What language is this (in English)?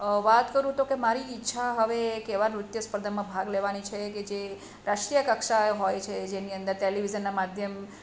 Gujarati